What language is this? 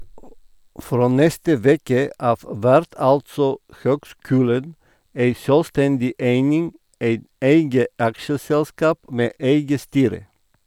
Norwegian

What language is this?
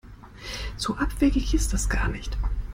German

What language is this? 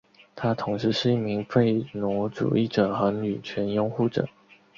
Chinese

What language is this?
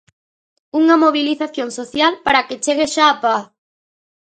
Galician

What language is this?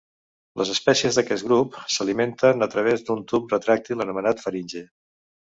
Catalan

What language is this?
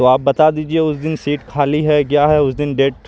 Urdu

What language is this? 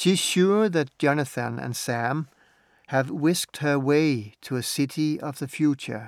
Danish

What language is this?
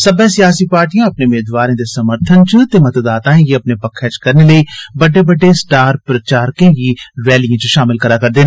Dogri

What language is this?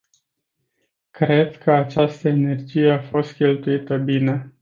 Romanian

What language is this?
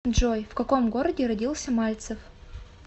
Russian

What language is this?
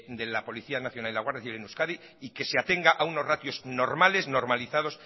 Spanish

